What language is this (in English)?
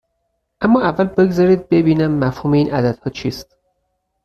Persian